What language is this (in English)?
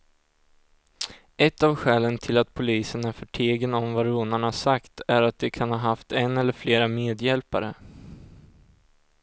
Swedish